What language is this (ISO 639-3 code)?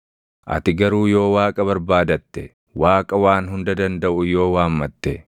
orm